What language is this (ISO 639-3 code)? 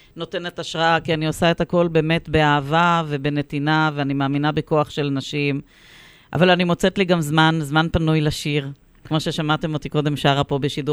heb